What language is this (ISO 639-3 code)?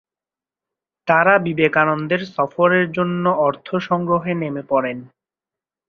ben